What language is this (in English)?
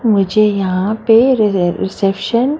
Hindi